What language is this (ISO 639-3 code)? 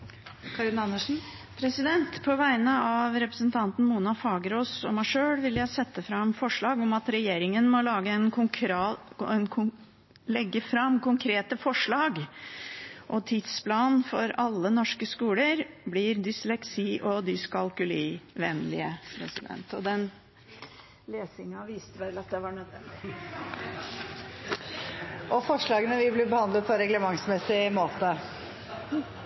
nob